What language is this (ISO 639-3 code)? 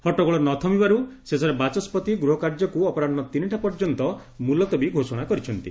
ori